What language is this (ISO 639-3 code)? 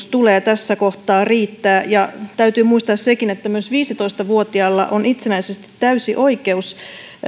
fin